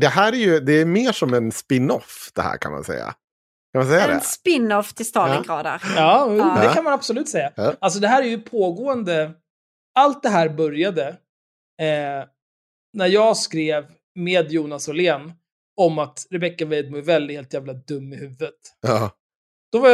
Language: Swedish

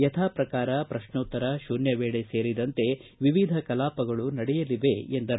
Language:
Kannada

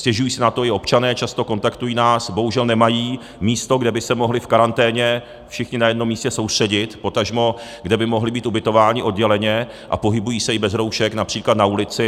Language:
Czech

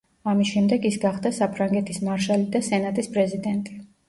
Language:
Georgian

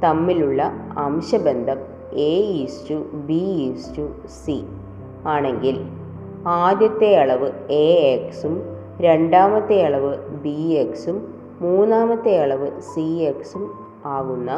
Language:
Malayalam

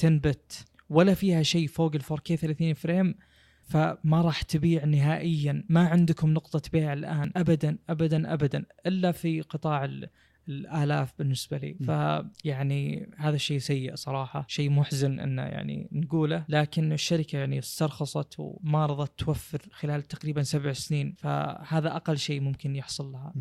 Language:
Arabic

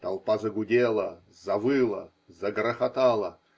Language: Russian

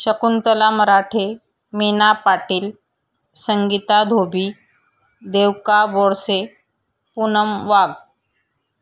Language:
Marathi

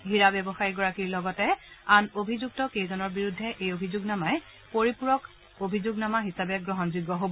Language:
Assamese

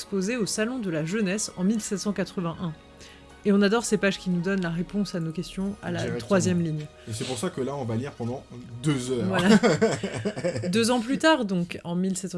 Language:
French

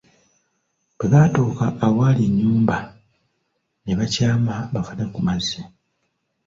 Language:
Ganda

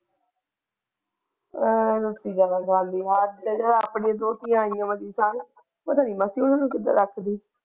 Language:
Punjabi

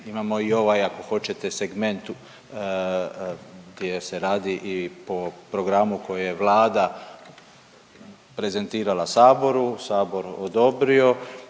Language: Croatian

